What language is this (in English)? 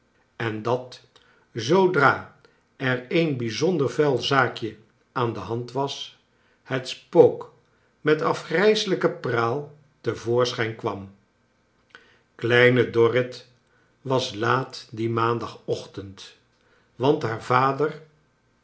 Dutch